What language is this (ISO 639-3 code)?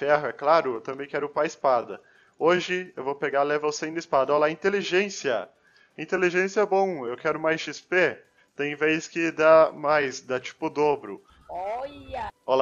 por